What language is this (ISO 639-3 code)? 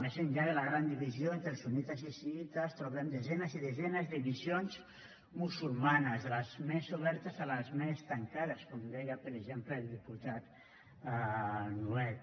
cat